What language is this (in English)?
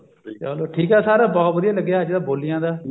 Punjabi